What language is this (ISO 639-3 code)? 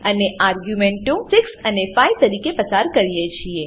guj